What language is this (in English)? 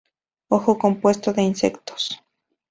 Spanish